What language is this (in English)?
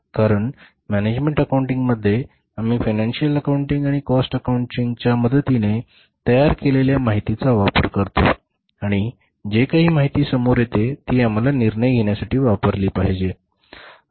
Marathi